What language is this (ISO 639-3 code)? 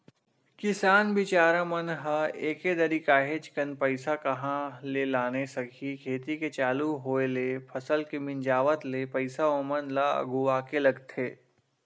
hne